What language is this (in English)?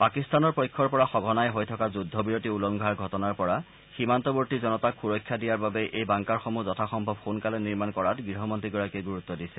Assamese